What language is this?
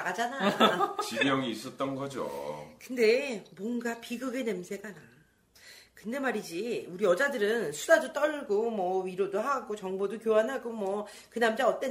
Korean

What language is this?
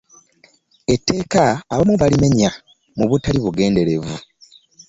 Ganda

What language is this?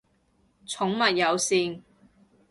Cantonese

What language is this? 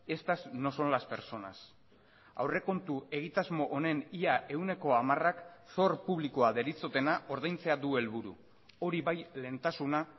Basque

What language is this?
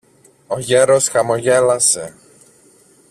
Greek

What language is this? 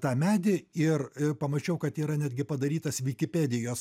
Lithuanian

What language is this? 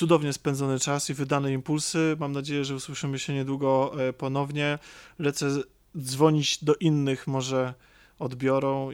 Polish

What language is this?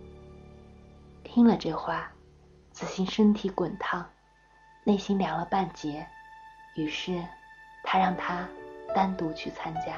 Chinese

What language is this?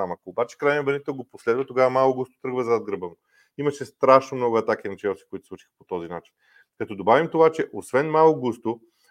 Bulgarian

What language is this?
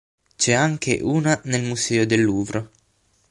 Italian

